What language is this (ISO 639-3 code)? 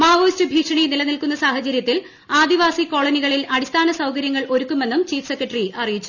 mal